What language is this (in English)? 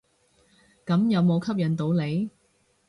Cantonese